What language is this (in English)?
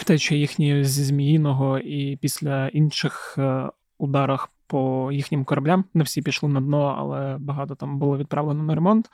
Ukrainian